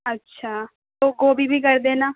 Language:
Urdu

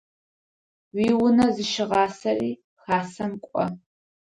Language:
Adyghe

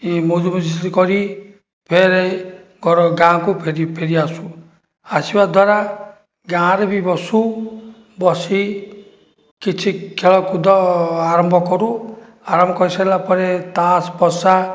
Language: Odia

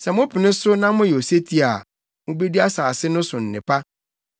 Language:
Akan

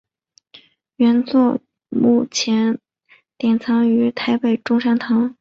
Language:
Chinese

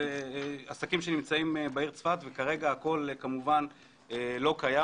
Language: Hebrew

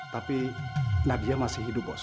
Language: Indonesian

